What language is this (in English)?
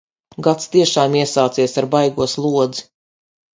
Latvian